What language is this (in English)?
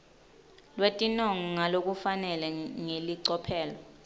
Swati